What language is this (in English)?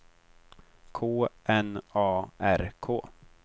Swedish